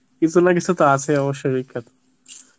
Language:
Bangla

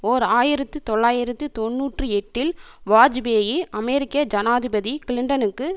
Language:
Tamil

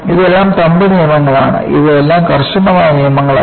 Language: Malayalam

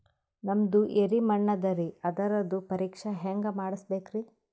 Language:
Kannada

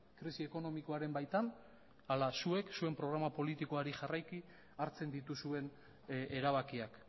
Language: Basque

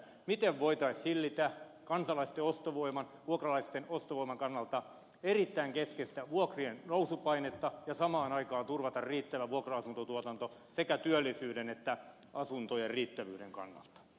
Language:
Finnish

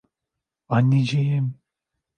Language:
Turkish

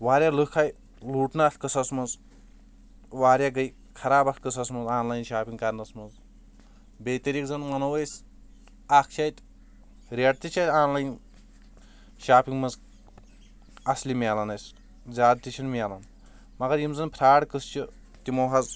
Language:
Kashmiri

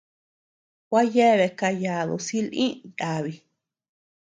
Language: Tepeuxila Cuicatec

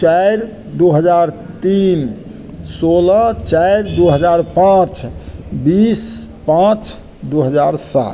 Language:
Maithili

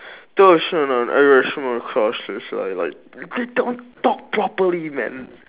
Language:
English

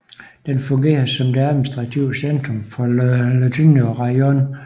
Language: Danish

